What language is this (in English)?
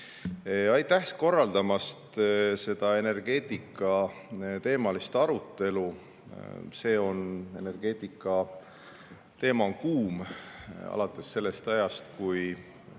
Estonian